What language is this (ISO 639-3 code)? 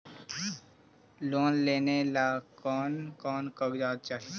mag